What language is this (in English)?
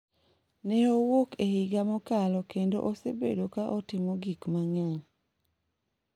Luo (Kenya and Tanzania)